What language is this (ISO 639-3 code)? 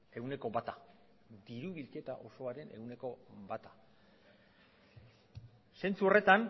eus